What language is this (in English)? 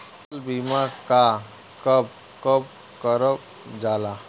Bhojpuri